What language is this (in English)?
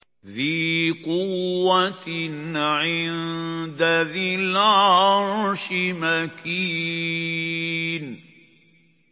Arabic